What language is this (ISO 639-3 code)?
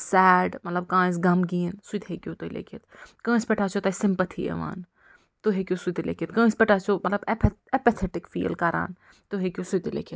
kas